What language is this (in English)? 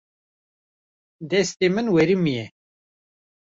Kurdish